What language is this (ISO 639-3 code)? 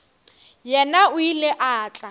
nso